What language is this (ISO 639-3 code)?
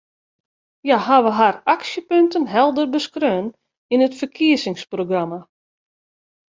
fry